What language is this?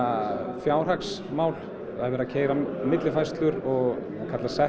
Icelandic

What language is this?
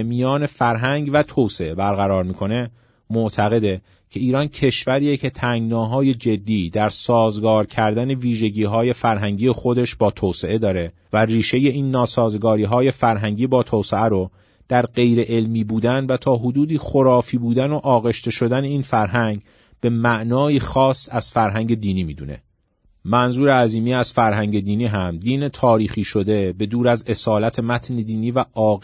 Persian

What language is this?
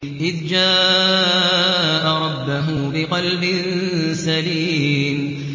Arabic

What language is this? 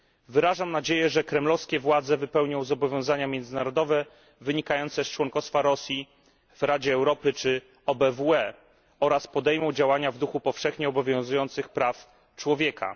Polish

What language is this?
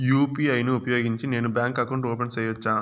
Telugu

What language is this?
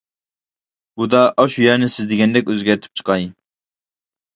Uyghur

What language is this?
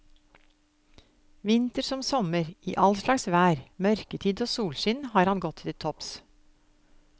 Norwegian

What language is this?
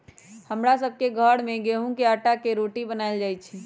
Magahi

